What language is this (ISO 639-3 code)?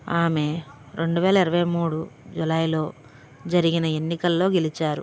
tel